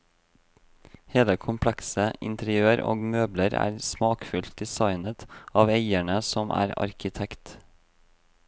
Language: Norwegian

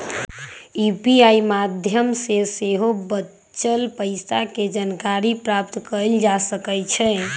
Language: Magahi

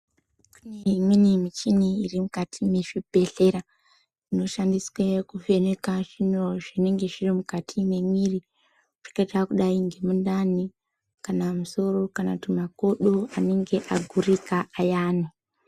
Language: Ndau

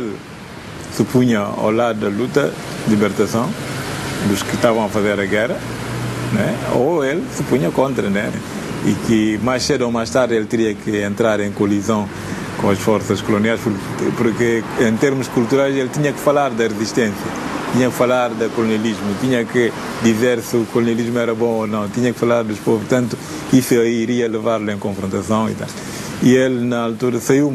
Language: Portuguese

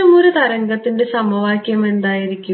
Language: Malayalam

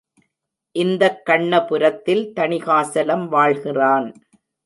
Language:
Tamil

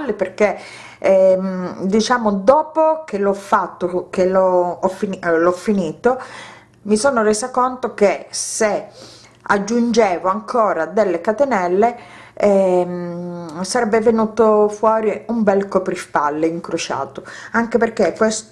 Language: Italian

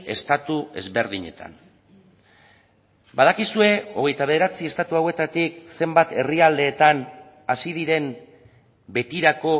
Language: Basque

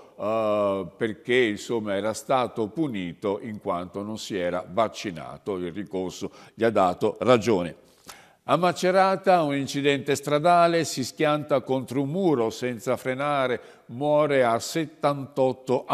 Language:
Italian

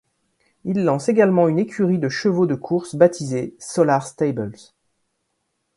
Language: French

